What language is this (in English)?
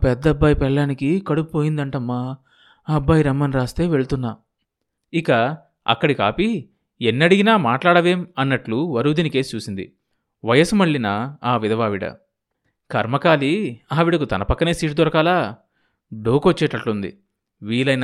Telugu